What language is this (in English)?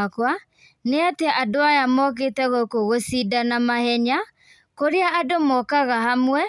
Kikuyu